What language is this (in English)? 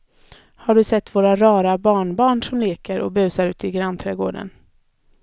Swedish